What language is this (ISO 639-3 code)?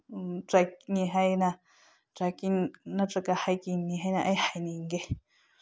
mni